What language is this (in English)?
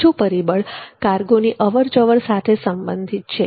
Gujarati